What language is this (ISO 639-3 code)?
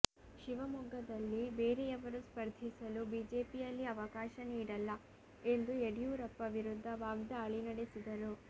kan